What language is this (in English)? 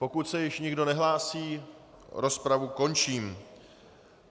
Czech